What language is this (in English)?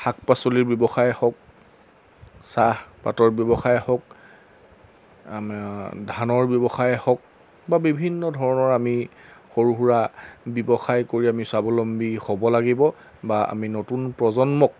Assamese